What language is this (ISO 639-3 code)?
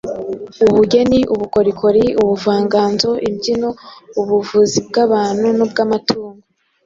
kin